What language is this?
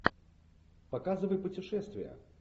Russian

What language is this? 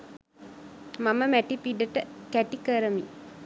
Sinhala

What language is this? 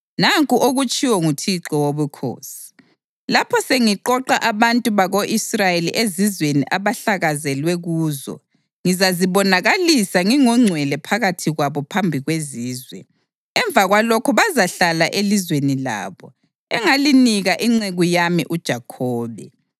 North Ndebele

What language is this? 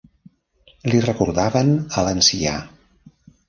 Catalan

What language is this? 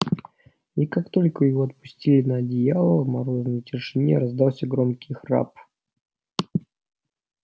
Russian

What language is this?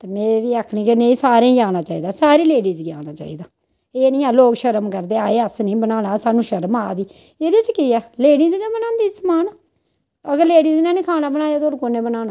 Dogri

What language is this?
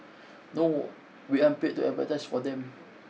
English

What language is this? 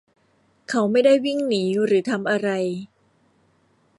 Thai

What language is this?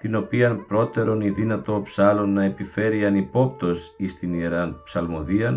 Greek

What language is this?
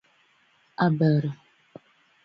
Bafut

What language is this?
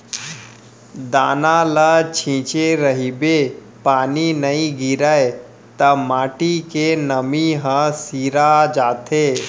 Chhattisgarhi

